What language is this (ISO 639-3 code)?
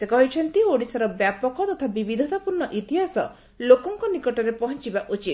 ori